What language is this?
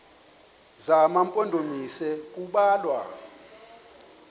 Xhosa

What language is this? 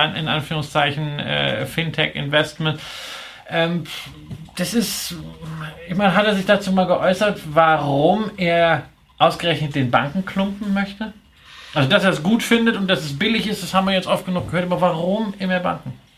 German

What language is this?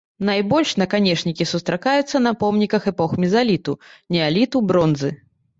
Belarusian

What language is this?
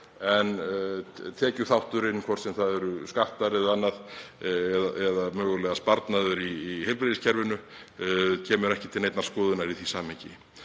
Icelandic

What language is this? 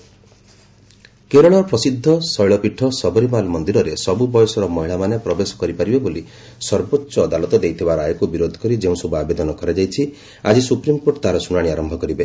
Odia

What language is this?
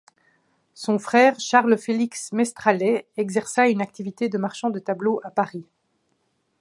French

